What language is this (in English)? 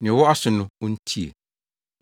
Akan